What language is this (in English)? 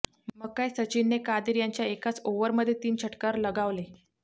Marathi